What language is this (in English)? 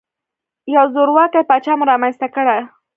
Pashto